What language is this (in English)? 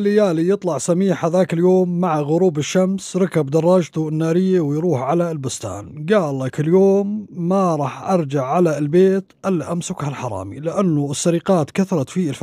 Arabic